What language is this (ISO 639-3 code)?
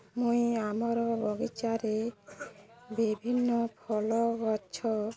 ori